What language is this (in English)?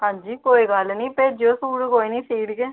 Dogri